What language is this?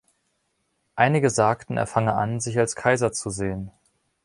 German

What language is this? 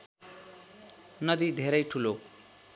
Nepali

